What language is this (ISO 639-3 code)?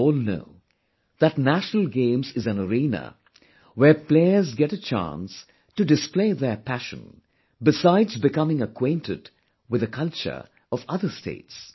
eng